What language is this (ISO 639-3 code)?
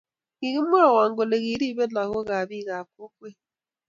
kln